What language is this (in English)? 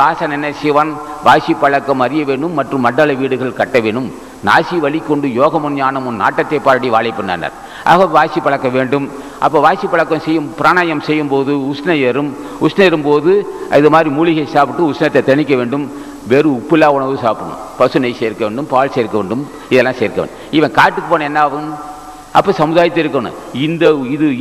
Tamil